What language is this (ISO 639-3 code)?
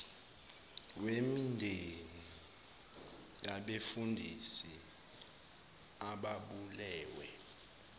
zul